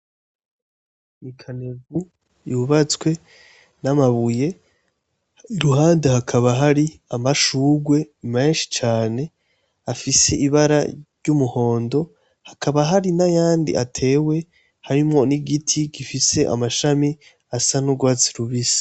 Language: Rundi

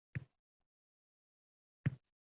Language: Uzbek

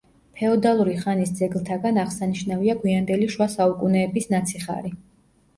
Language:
Georgian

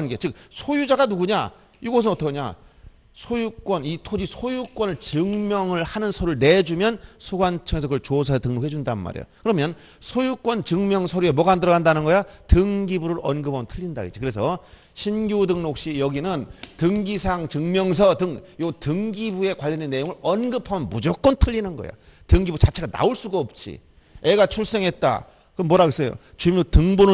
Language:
Korean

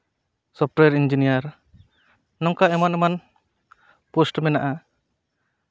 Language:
Santali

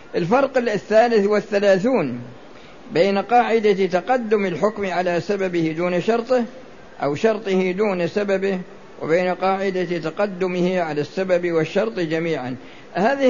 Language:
Arabic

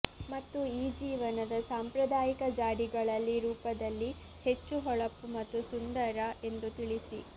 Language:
Kannada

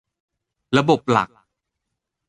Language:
Thai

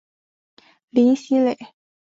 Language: Chinese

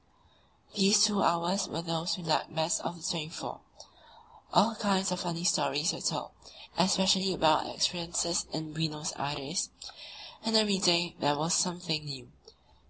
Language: English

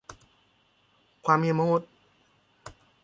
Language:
Thai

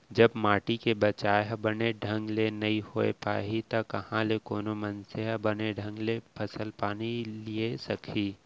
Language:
Chhattisgarhi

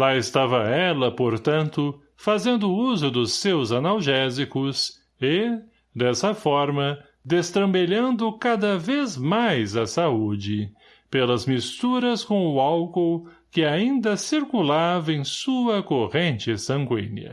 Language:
Portuguese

